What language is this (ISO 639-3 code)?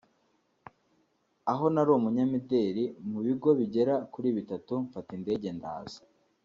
kin